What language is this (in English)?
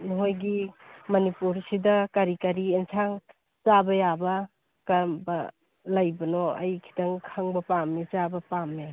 Manipuri